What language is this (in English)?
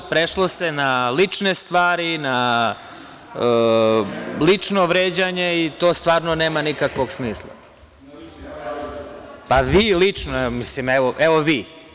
Serbian